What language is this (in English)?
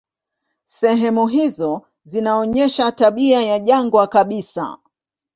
Swahili